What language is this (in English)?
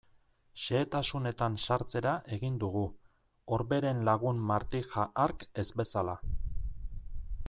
Basque